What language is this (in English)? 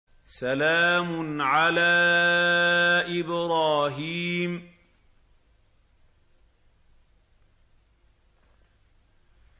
Arabic